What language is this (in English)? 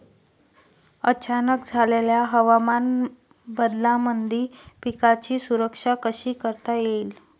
Marathi